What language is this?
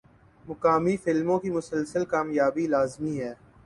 Urdu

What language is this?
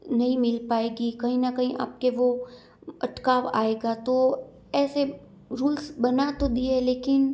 Hindi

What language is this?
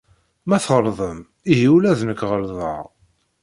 Kabyle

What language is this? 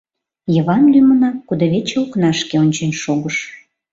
Mari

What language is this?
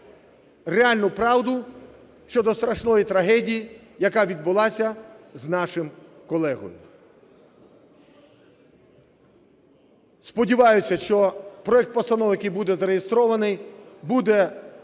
Ukrainian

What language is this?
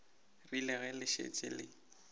Northern Sotho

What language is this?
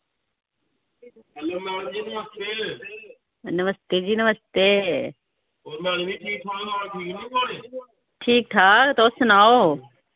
Dogri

